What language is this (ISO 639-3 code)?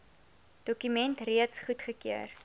afr